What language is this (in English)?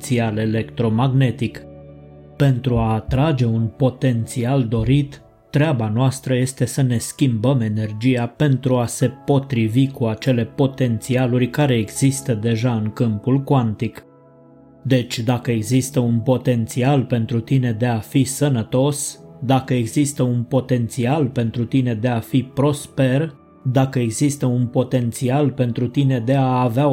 Romanian